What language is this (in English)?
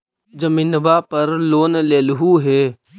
Magahi